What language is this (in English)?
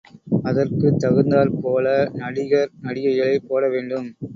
Tamil